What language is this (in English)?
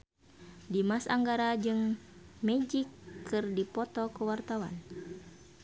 Sundanese